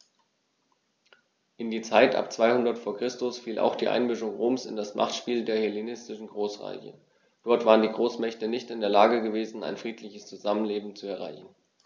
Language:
German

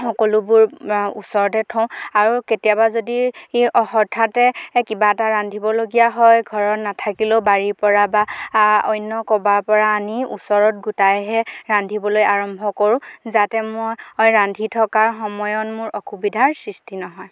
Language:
Assamese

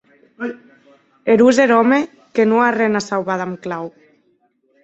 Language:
Occitan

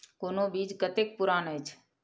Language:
Maithili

